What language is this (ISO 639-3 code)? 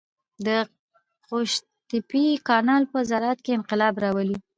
pus